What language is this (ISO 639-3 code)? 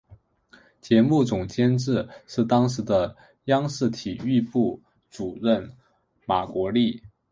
zho